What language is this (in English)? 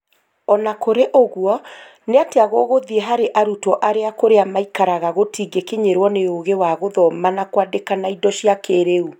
Kikuyu